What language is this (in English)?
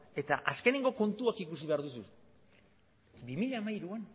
Basque